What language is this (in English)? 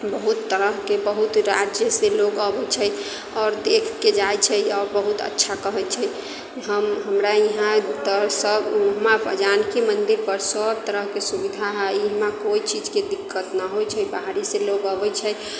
Maithili